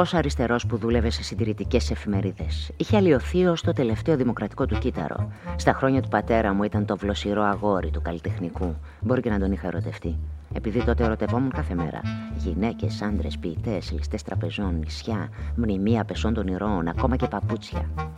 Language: Greek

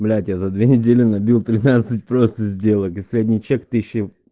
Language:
Russian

